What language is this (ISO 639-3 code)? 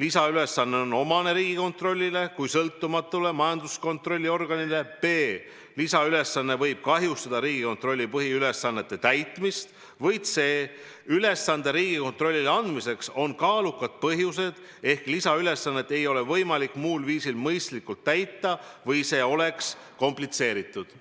est